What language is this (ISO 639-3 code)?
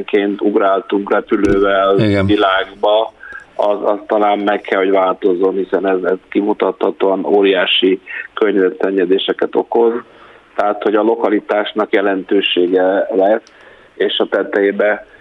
hun